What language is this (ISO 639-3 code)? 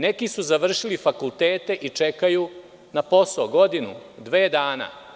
srp